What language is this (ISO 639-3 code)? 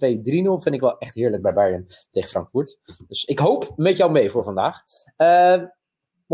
nld